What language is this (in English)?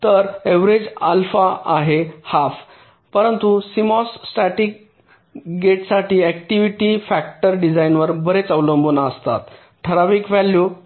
Marathi